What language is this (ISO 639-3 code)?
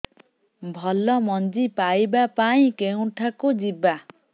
ori